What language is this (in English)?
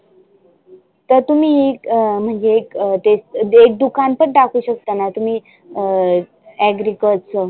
Marathi